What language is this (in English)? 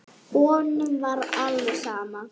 Icelandic